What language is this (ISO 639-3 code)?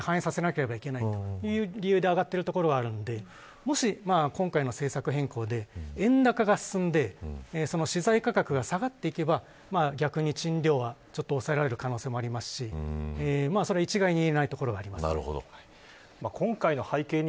jpn